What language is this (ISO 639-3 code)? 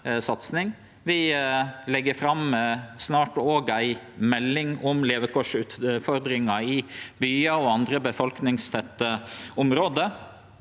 nor